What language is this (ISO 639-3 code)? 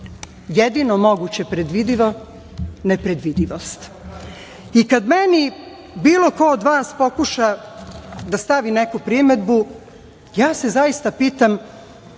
srp